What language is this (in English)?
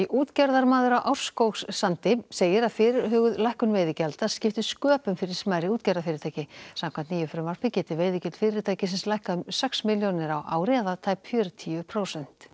Icelandic